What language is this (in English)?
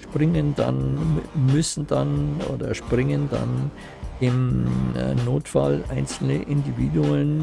German